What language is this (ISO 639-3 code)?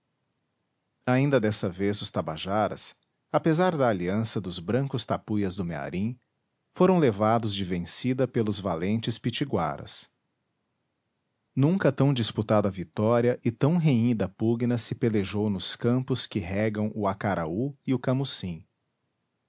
por